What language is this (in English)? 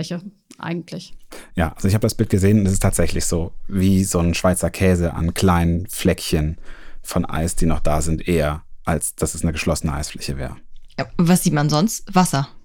German